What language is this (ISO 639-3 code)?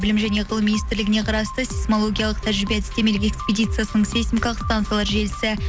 kaz